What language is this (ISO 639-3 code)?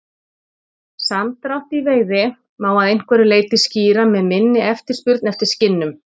isl